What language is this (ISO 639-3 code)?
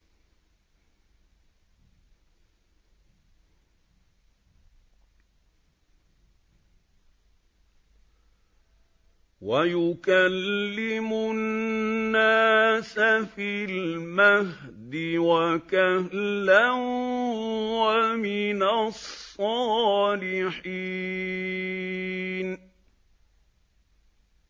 ara